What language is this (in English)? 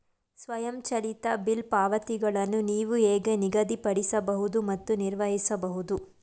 Kannada